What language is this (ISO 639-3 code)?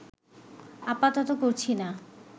ben